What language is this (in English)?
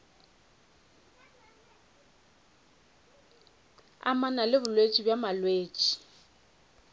Northern Sotho